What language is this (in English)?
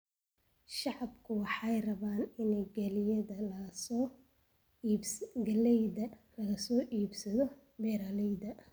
Somali